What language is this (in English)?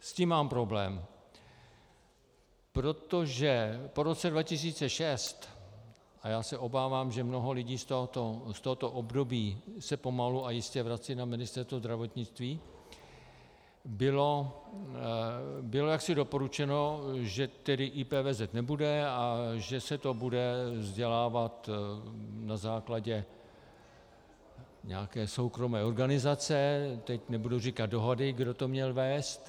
Czech